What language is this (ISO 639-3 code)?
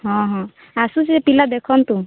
ori